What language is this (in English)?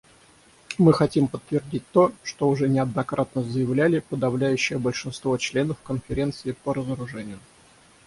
Russian